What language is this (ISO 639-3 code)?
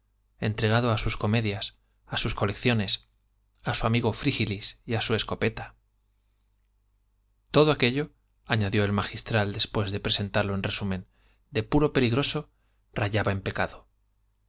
spa